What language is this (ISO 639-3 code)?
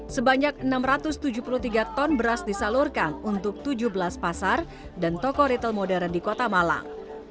ind